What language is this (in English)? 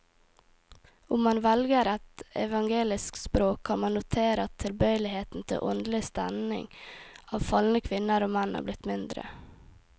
Norwegian